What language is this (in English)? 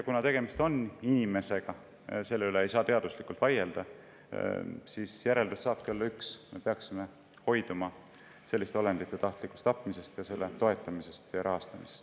Estonian